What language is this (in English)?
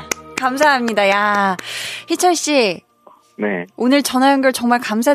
Korean